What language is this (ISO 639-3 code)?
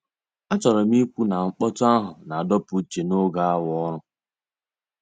ibo